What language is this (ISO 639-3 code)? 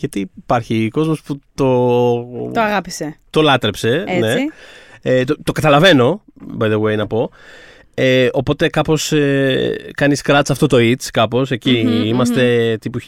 ell